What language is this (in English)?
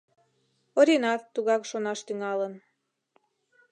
Mari